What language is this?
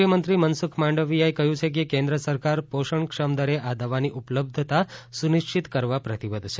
Gujarati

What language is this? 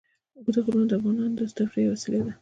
Pashto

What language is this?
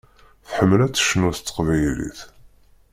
Kabyle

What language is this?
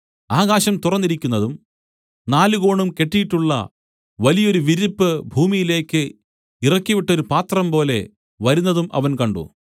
Malayalam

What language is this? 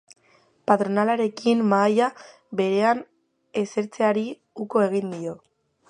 Basque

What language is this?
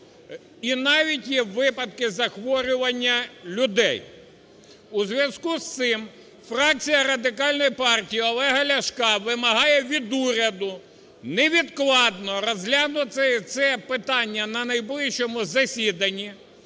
Ukrainian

